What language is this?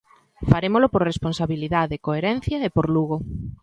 Galician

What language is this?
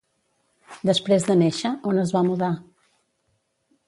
Catalan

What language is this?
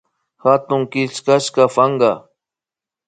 Imbabura Highland Quichua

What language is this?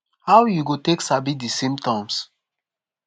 Nigerian Pidgin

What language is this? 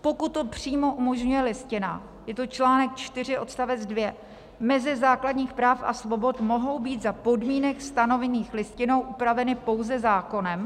Czech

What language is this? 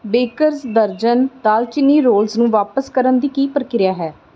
Punjabi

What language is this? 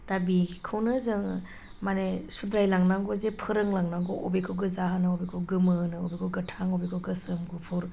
Bodo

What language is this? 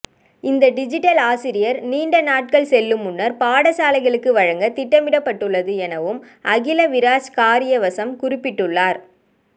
Tamil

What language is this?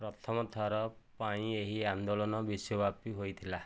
Odia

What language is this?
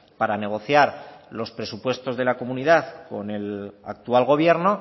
Spanish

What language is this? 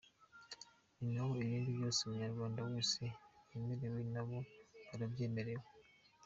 Kinyarwanda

